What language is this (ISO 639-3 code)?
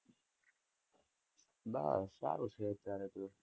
guj